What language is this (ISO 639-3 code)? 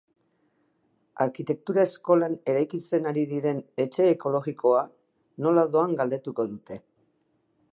eus